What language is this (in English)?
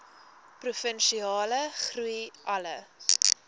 Afrikaans